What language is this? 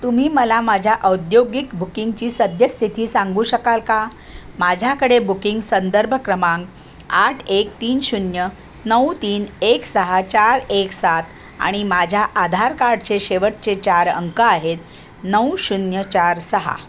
Marathi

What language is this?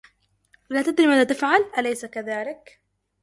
Arabic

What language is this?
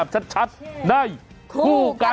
Thai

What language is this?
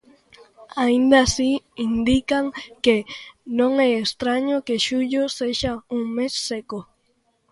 Galician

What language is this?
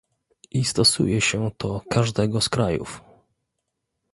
Polish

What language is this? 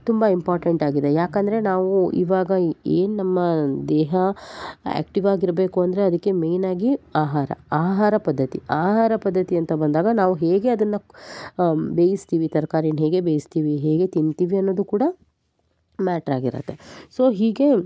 Kannada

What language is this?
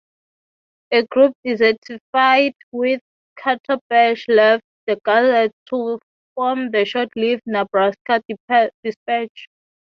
English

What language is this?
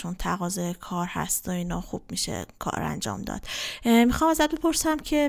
Persian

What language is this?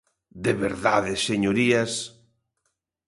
Galician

